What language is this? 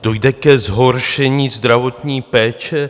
Czech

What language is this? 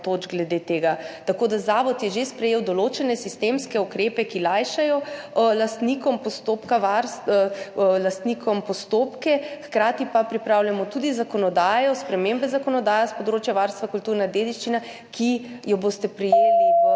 Slovenian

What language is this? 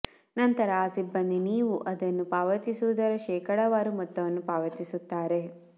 Kannada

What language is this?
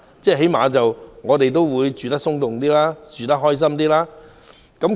Cantonese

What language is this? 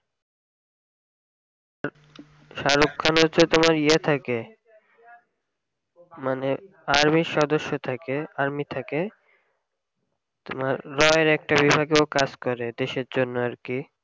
Bangla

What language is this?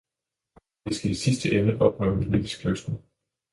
Danish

